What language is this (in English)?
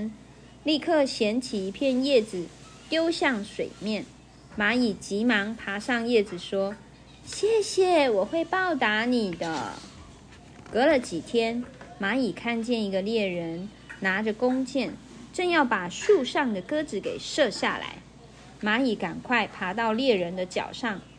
Chinese